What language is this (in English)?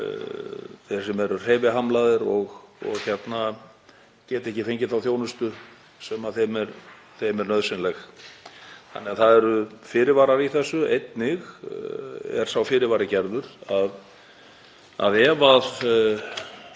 Icelandic